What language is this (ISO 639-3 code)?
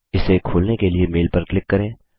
hin